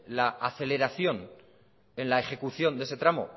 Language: Spanish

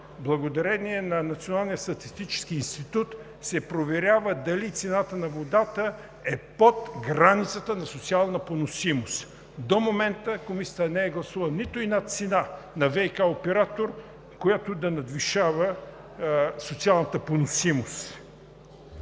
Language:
Bulgarian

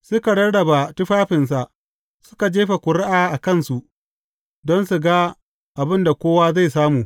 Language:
Hausa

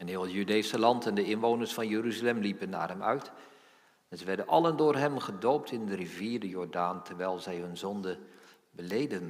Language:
Dutch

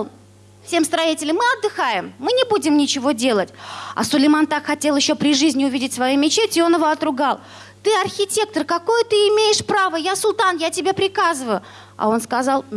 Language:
Russian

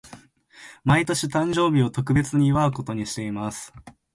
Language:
Japanese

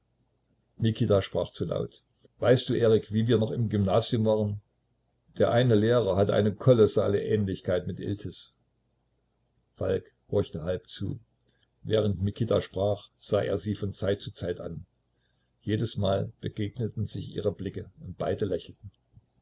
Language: German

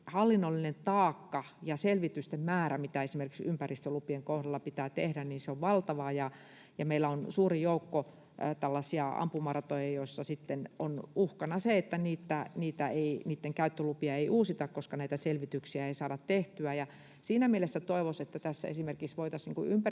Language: Finnish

